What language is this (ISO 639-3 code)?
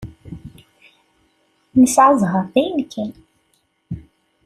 kab